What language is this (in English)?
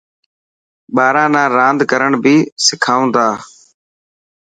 Dhatki